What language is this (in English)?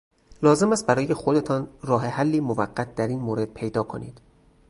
Persian